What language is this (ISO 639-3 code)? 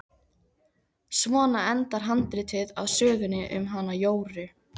isl